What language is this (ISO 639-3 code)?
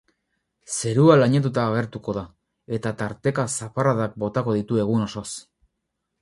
eus